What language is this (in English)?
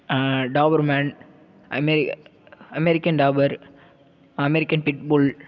Tamil